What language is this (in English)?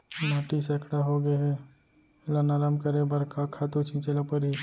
Chhattisgarhi